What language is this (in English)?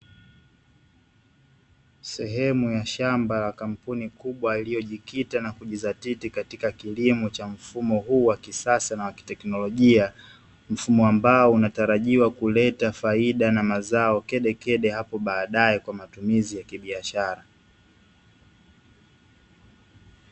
Swahili